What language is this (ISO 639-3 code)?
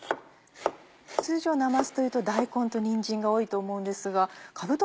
jpn